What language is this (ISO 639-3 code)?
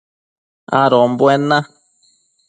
mcf